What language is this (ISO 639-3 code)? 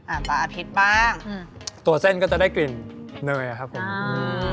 tha